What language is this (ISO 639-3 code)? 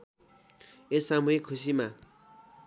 nep